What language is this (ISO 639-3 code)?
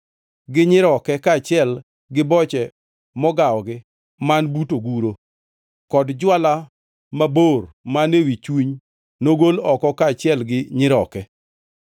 luo